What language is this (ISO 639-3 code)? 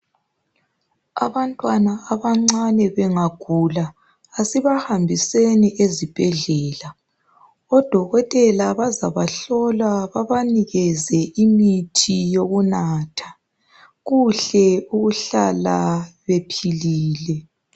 nde